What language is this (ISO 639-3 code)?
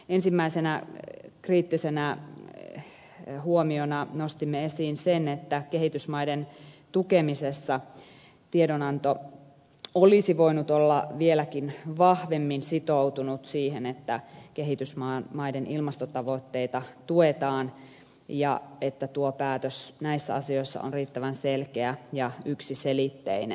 fin